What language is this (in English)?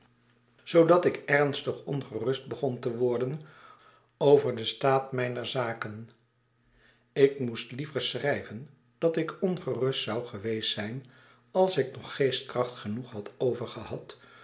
Dutch